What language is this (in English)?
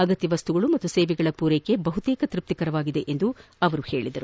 Kannada